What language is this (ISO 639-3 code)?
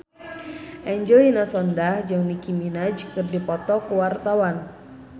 sun